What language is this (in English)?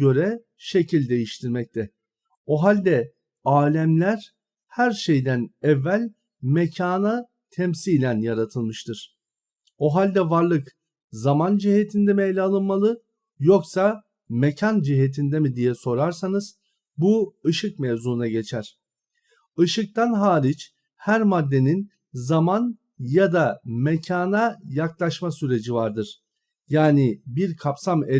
Turkish